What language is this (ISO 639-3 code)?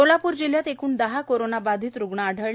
mar